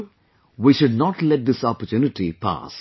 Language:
English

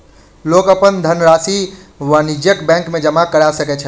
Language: Maithili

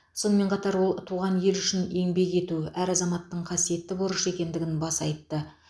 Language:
Kazakh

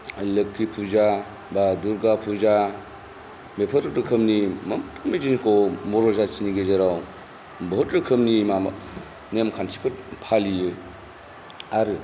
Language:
Bodo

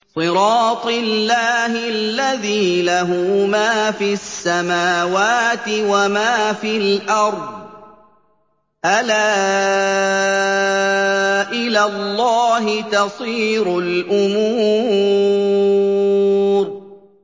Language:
Arabic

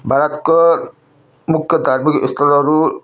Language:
Nepali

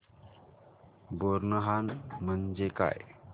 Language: Marathi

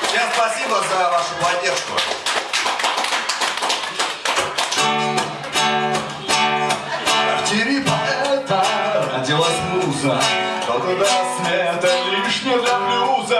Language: Russian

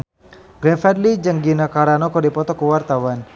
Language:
Sundanese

